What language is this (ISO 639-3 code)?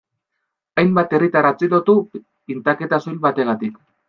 eus